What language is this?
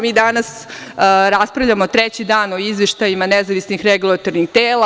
Serbian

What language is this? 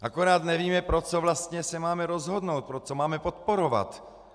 Czech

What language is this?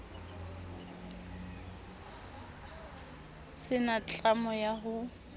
Southern Sotho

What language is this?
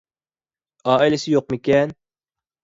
Uyghur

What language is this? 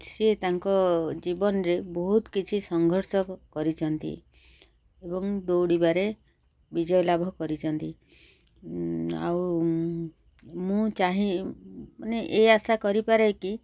Odia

